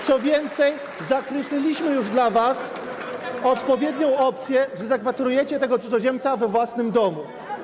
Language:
Polish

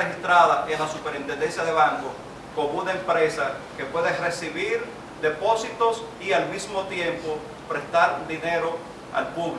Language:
Spanish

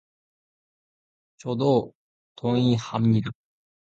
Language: Korean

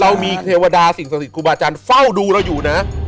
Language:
Thai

